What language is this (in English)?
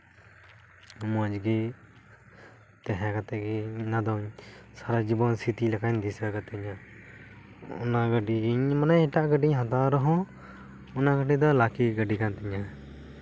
Santali